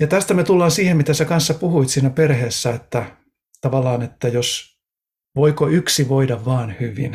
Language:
Finnish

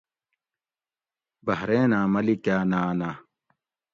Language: Gawri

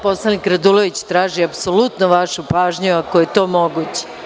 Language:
Serbian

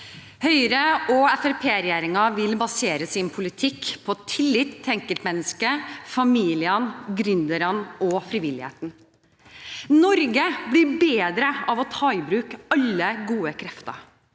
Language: Norwegian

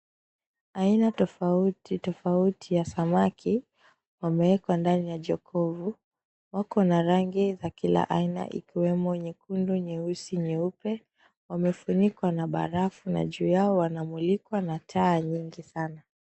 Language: Swahili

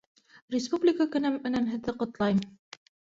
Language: Bashkir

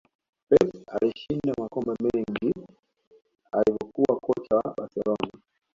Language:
Swahili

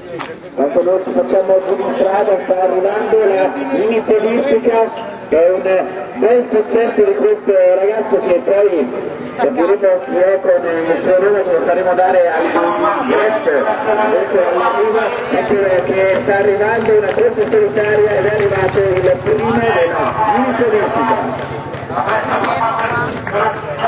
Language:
Italian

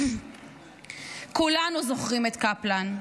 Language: Hebrew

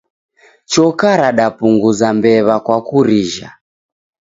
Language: Taita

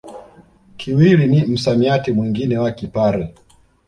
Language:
Swahili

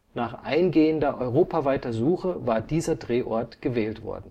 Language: German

